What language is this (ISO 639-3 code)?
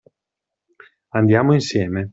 ita